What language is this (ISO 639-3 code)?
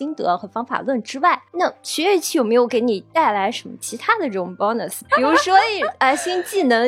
zho